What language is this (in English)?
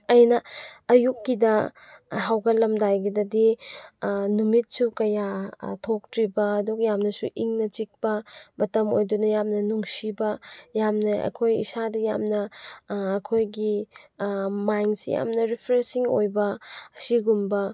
Manipuri